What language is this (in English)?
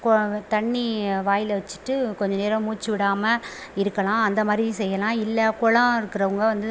Tamil